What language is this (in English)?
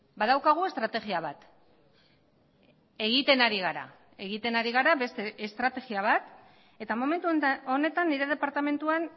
Basque